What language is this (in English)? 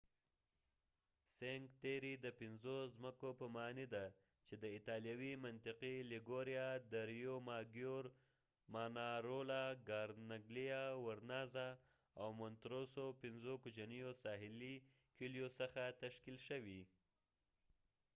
Pashto